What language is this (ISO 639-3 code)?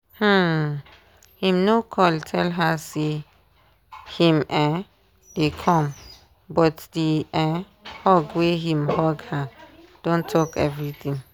pcm